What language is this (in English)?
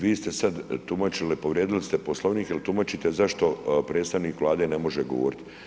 Croatian